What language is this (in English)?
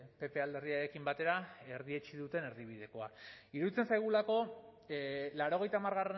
Basque